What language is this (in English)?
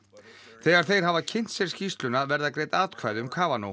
Icelandic